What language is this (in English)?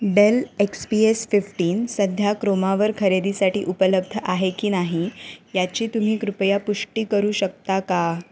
Marathi